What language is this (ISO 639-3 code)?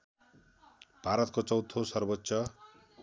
nep